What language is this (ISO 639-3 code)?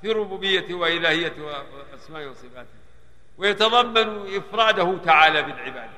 ara